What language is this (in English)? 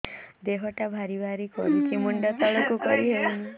Odia